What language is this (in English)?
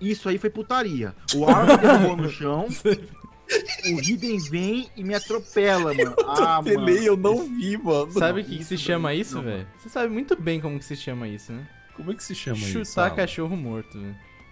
Portuguese